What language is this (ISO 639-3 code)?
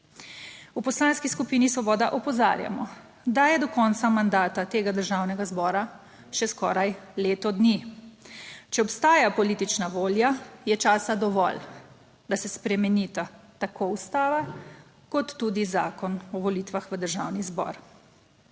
slv